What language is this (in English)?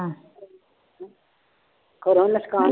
Punjabi